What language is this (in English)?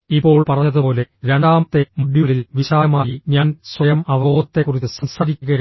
Malayalam